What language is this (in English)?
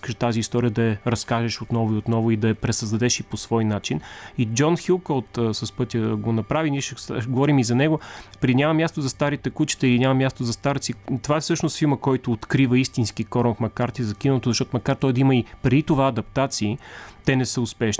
Bulgarian